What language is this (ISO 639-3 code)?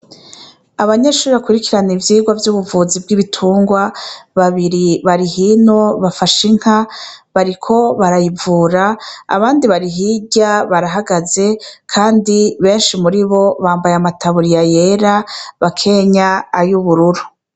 run